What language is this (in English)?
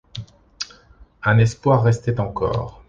French